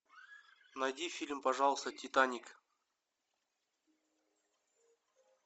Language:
Russian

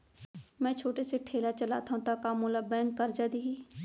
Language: Chhattisgarhi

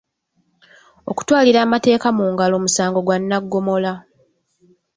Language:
Ganda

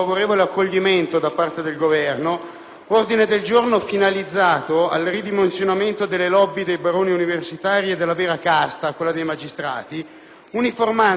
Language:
Italian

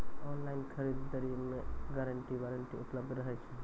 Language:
Maithili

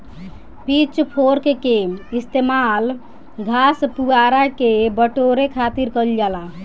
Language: Bhojpuri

